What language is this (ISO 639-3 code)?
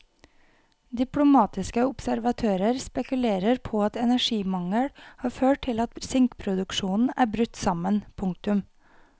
nor